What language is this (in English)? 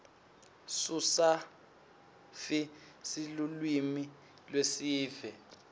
Swati